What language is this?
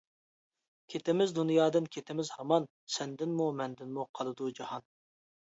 Uyghur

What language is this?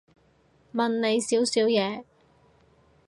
Cantonese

